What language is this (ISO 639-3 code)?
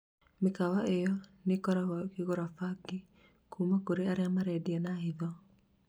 kik